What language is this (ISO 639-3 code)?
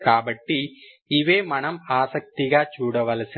tel